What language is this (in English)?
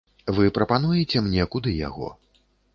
Belarusian